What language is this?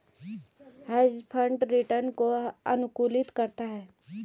Hindi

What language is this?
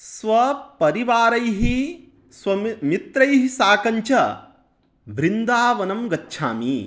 Sanskrit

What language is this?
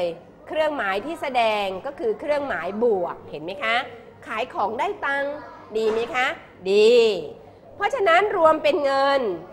Thai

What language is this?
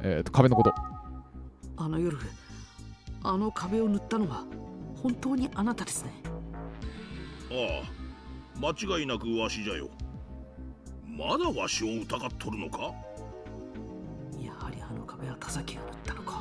Japanese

